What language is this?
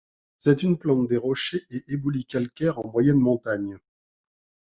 French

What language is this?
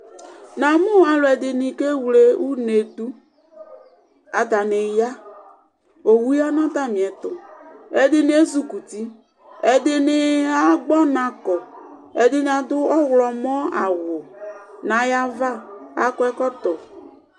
Ikposo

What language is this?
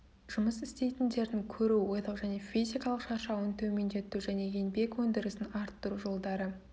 Kazakh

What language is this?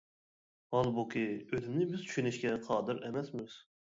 Uyghur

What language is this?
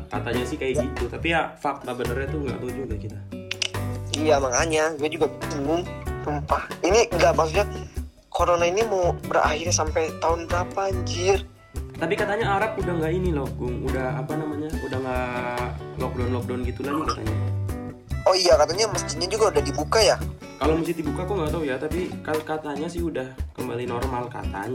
Indonesian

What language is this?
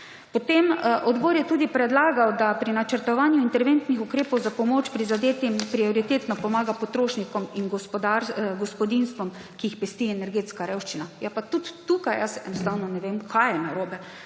Slovenian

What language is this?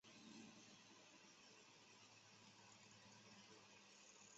Chinese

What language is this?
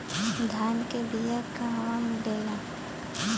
Bhojpuri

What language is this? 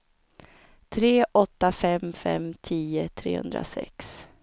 Swedish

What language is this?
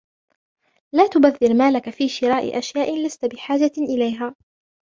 Arabic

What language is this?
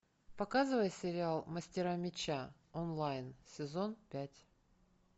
Russian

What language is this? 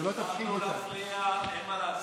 Hebrew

